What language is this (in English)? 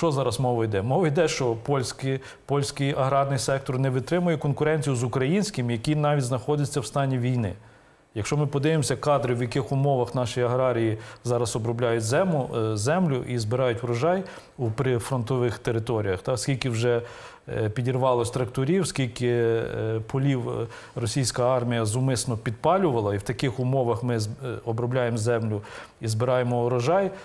Ukrainian